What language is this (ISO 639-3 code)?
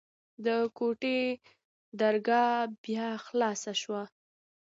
pus